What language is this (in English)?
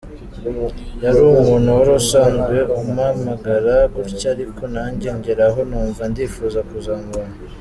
Kinyarwanda